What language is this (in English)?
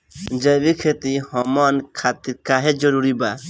Bhojpuri